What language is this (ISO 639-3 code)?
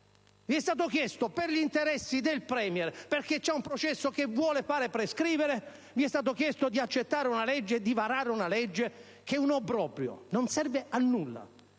ita